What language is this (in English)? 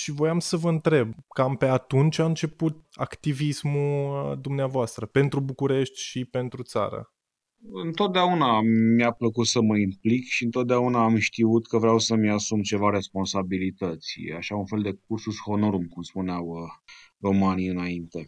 Romanian